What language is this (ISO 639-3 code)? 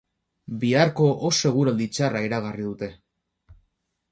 eus